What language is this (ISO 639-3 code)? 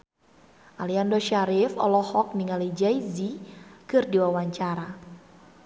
sun